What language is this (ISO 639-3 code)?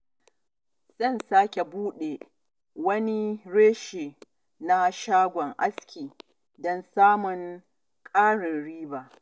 hau